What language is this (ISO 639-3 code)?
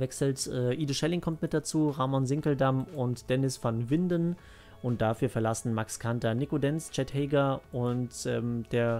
deu